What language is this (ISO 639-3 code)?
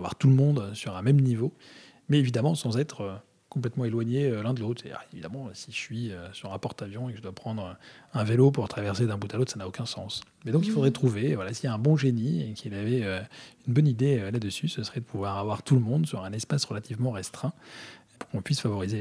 fra